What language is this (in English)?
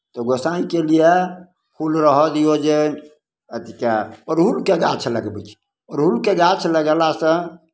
Maithili